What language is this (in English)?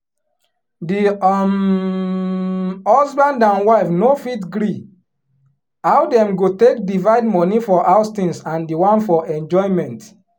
Nigerian Pidgin